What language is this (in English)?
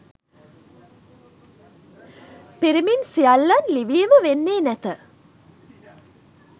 Sinhala